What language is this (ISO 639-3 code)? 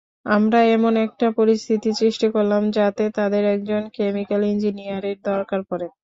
ben